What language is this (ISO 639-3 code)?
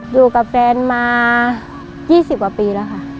tha